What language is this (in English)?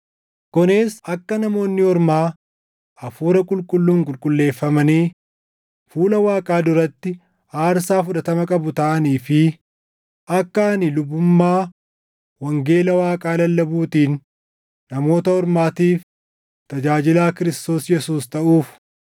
Oromo